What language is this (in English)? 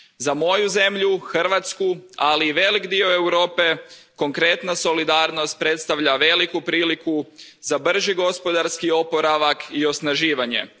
Croatian